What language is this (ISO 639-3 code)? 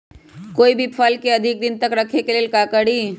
mag